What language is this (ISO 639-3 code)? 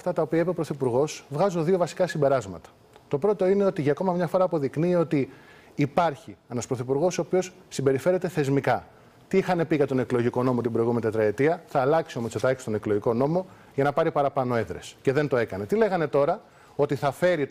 ell